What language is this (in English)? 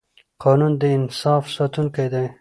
Pashto